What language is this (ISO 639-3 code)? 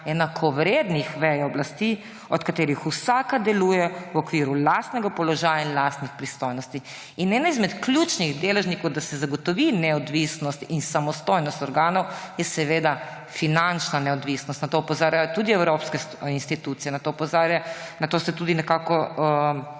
slv